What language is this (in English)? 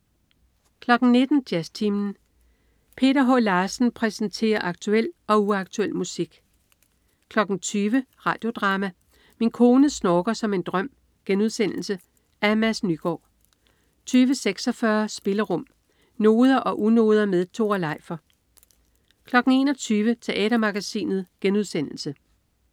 Danish